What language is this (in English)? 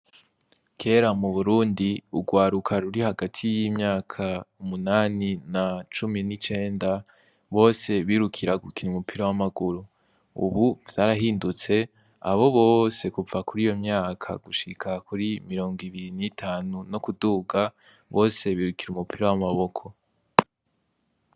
Rundi